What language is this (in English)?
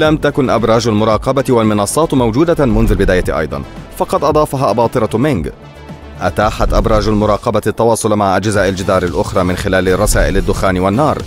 Arabic